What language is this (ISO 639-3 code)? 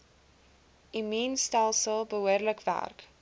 afr